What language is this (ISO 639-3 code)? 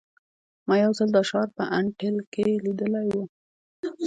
pus